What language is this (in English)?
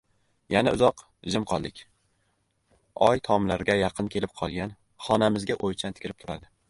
Uzbek